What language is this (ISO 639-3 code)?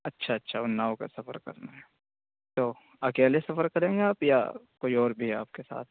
urd